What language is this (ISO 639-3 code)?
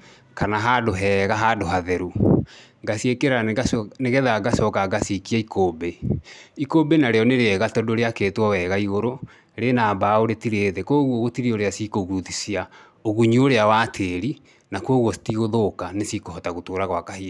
kik